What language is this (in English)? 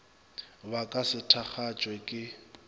Northern Sotho